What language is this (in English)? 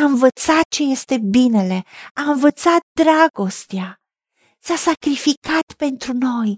Romanian